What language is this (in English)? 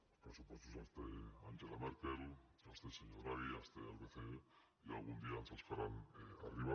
Catalan